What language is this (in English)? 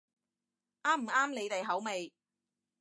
Cantonese